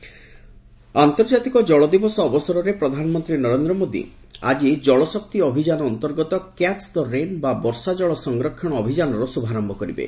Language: Odia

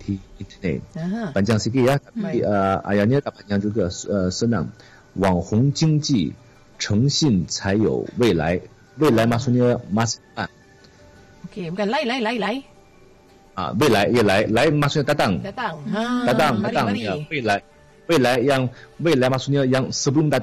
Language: Malay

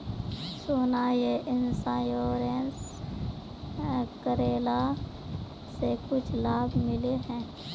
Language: Magahi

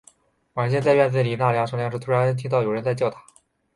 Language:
Chinese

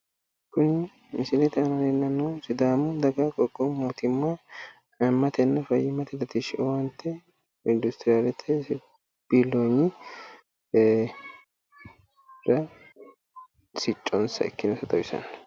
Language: Sidamo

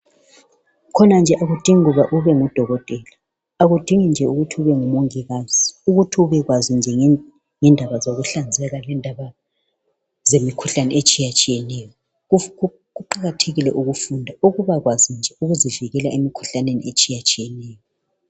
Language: North Ndebele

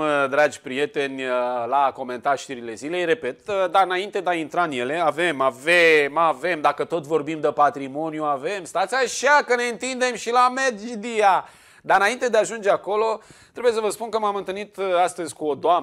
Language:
Romanian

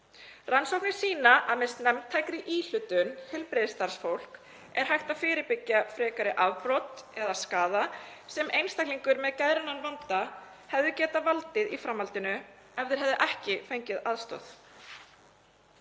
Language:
Icelandic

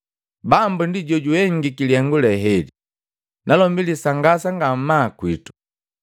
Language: Matengo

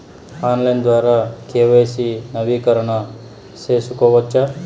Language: Telugu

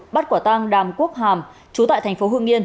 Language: Vietnamese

